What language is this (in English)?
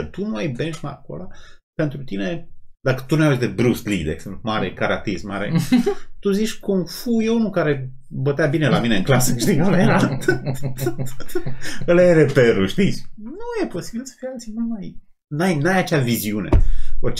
Romanian